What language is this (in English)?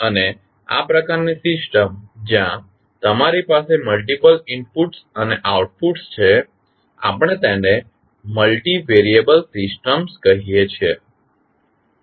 Gujarati